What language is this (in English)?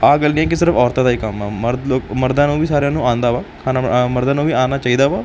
Punjabi